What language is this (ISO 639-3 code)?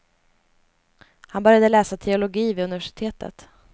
swe